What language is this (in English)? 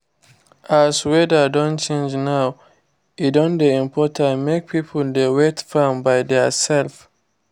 Nigerian Pidgin